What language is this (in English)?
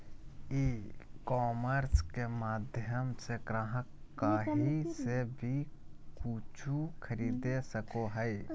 Magahi